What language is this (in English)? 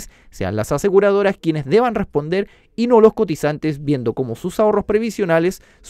Spanish